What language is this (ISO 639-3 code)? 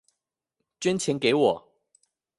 zho